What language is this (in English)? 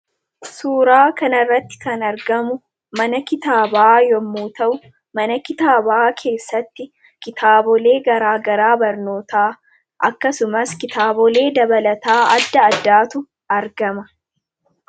Oromo